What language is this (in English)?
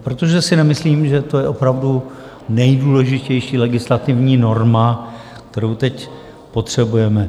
Czech